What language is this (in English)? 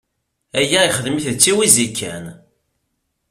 Kabyle